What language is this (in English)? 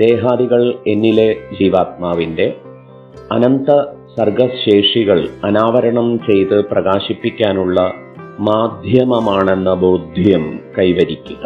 Malayalam